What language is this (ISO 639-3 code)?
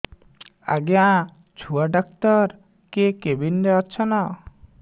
ori